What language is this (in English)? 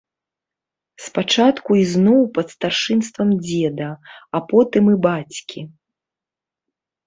Belarusian